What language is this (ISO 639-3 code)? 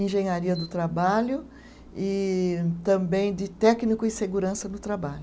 por